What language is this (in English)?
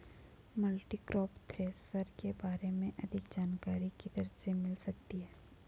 Hindi